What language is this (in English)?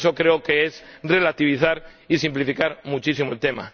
Spanish